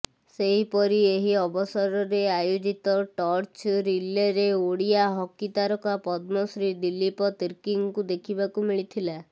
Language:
Odia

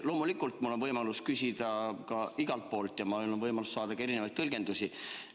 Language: Estonian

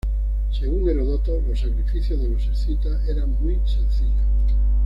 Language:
Spanish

